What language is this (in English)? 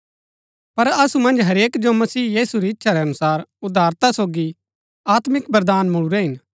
Gaddi